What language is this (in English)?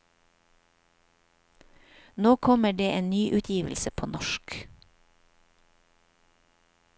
Norwegian